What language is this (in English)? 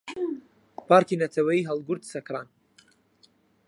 Central Kurdish